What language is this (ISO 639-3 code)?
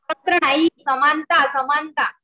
mar